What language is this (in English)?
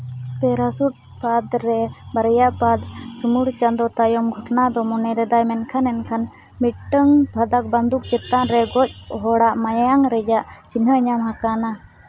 Santali